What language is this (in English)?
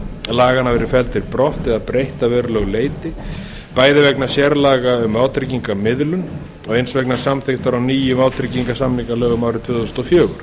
Icelandic